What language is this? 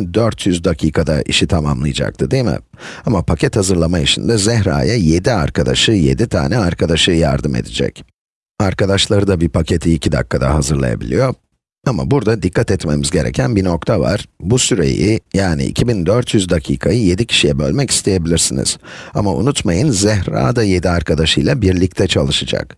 Turkish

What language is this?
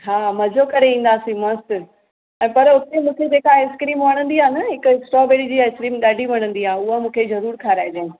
Sindhi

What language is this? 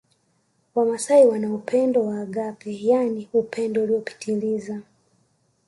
Swahili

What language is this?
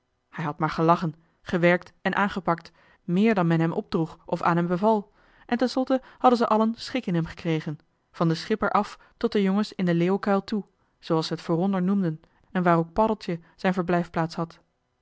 Dutch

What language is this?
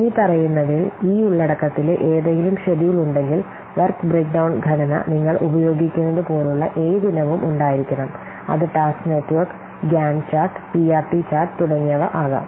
Malayalam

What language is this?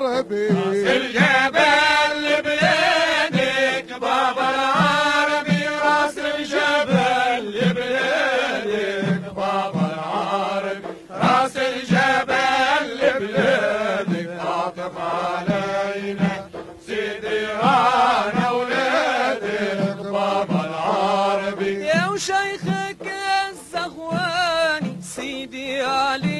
Arabic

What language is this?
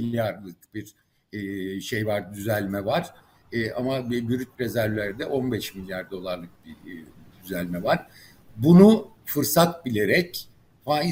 Turkish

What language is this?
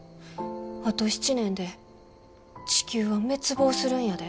Japanese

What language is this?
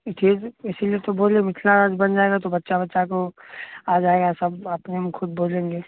Maithili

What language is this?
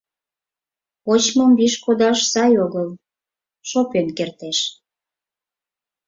Mari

